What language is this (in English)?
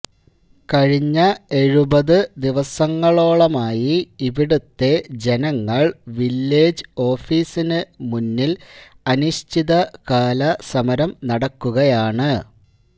Malayalam